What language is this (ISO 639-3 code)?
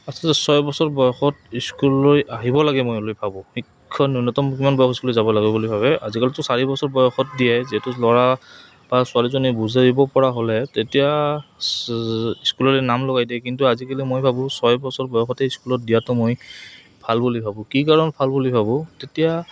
asm